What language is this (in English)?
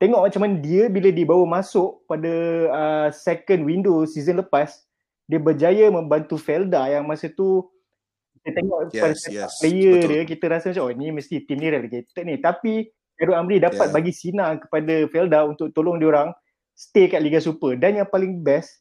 Malay